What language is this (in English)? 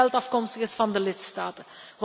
Dutch